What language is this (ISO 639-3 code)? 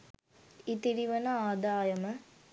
sin